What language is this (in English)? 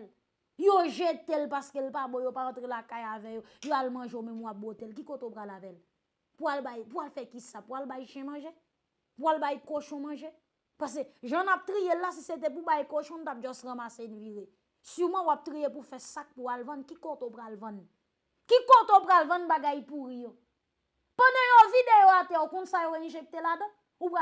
French